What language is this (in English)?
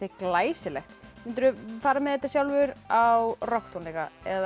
Icelandic